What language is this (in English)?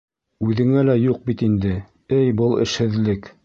Bashkir